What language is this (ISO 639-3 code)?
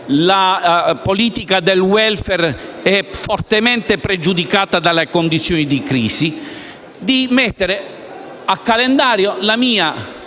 ita